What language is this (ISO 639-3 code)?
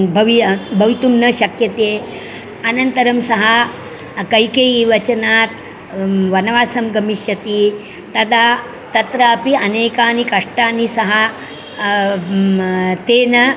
san